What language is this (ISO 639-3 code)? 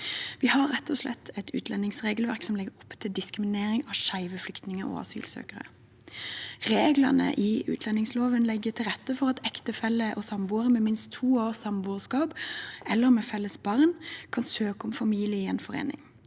nor